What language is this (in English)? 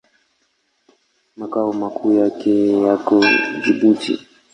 Swahili